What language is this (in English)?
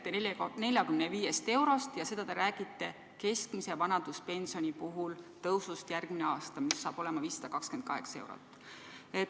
Estonian